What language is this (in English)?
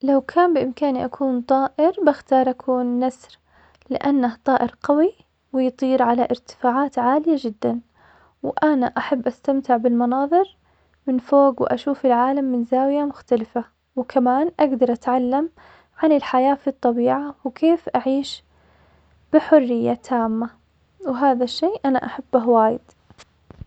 Omani Arabic